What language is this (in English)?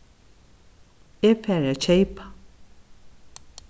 Faroese